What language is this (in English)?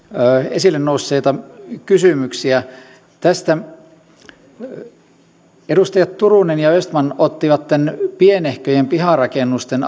Finnish